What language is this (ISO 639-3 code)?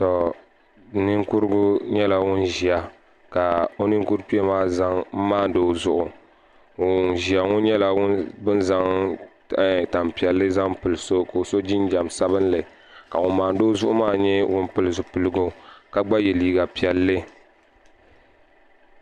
dag